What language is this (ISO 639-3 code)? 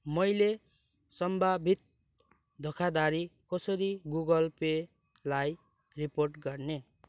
nep